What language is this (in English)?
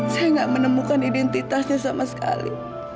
Indonesian